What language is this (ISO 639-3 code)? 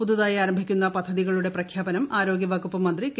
mal